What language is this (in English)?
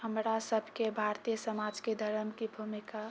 Maithili